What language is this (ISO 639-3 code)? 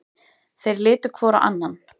isl